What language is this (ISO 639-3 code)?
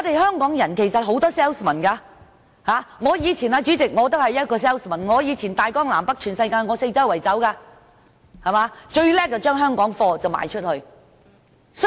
yue